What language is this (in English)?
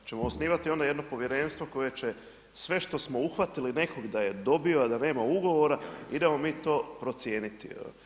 Croatian